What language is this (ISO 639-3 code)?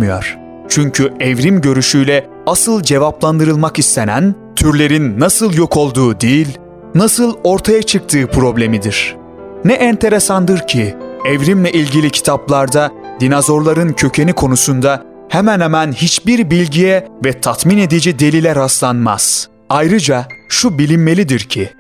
tur